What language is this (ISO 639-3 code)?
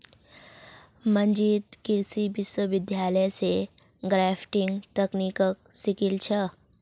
mag